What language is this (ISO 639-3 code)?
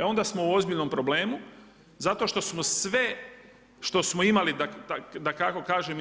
hrv